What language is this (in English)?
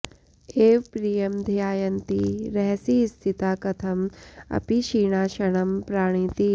Sanskrit